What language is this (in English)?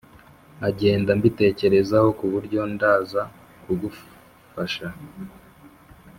Kinyarwanda